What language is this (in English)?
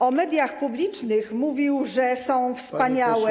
Polish